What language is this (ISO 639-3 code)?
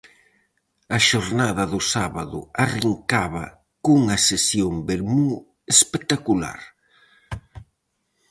glg